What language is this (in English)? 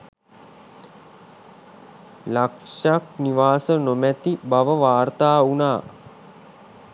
Sinhala